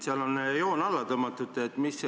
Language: Estonian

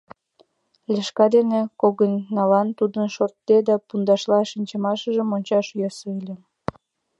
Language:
Mari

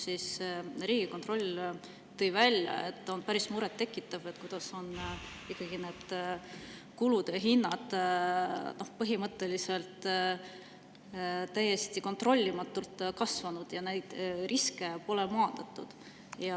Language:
Estonian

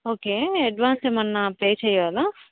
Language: Telugu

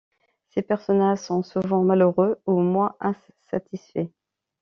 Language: French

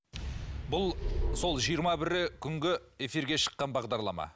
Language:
Kazakh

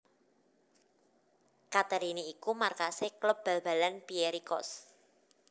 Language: Javanese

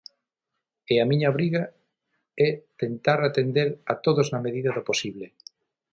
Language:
Galician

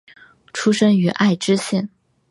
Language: Chinese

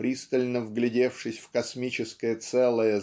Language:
Russian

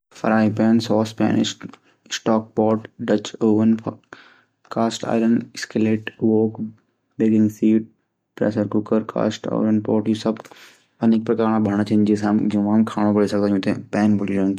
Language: Garhwali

